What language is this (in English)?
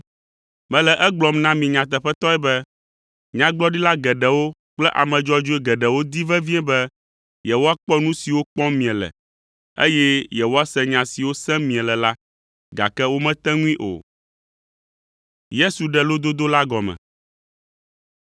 Ewe